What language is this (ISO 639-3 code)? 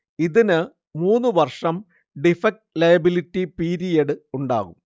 mal